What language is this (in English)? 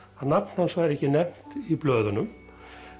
Icelandic